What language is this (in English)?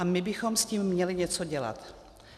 Czech